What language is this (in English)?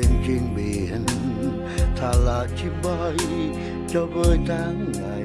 Vietnamese